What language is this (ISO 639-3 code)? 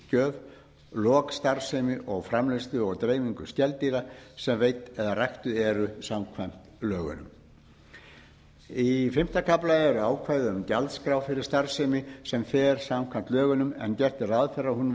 isl